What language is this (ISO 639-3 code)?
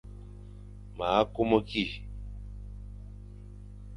fan